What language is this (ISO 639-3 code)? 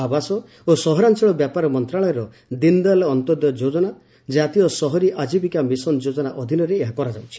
ori